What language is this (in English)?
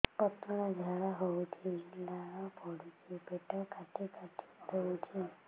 Odia